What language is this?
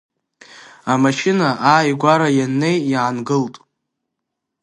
Abkhazian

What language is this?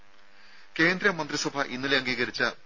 Malayalam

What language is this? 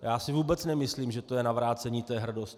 Czech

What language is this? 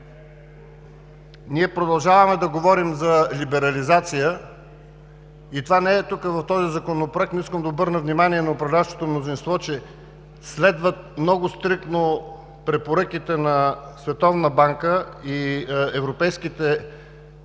Bulgarian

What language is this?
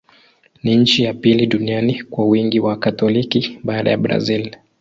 Swahili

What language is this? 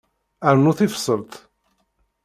Kabyle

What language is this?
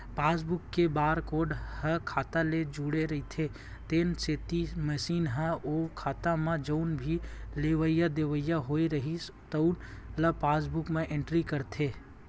Chhattisgarhi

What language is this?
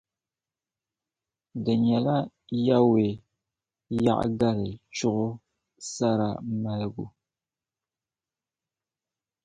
Dagbani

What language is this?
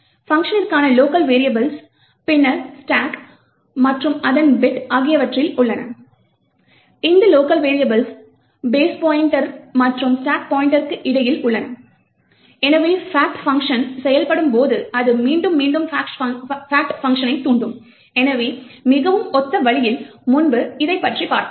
Tamil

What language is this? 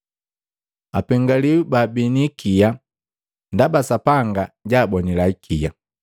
Matengo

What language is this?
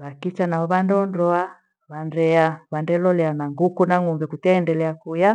Gweno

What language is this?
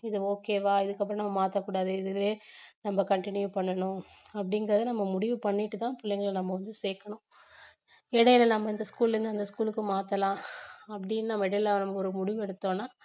Tamil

